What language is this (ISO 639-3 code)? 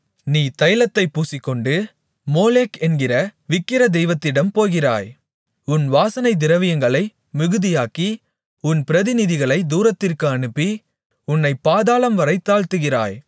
tam